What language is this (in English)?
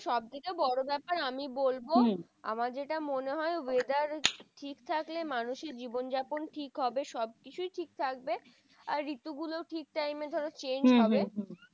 Bangla